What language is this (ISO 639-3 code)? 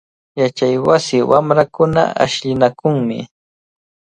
qvl